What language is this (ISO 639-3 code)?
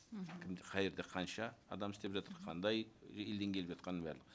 kaz